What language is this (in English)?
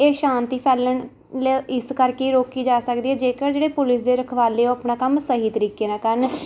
Punjabi